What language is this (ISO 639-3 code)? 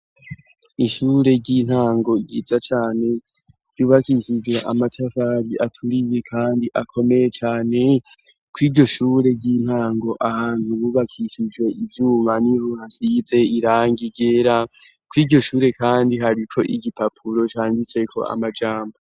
run